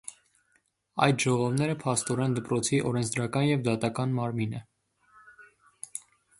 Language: Armenian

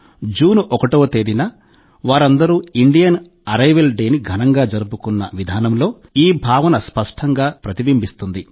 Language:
Telugu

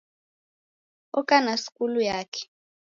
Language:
Taita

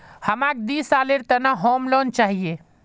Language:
Magahi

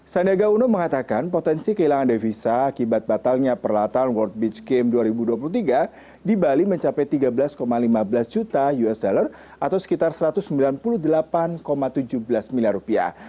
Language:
Indonesian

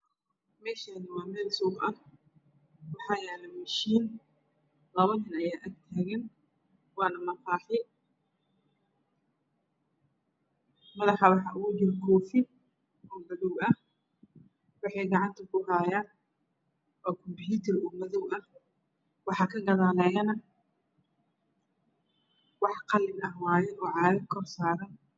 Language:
Somali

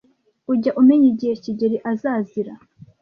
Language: Kinyarwanda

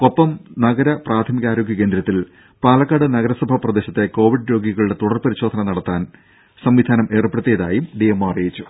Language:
Malayalam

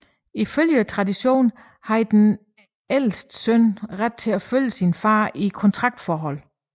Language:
Danish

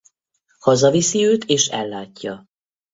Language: Hungarian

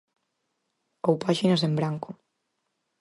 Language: Galician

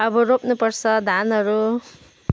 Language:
Nepali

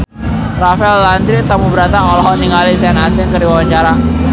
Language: Sundanese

